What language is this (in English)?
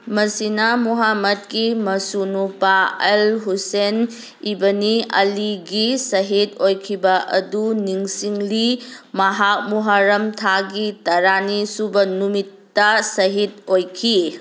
Manipuri